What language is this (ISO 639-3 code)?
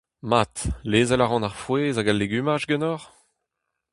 bre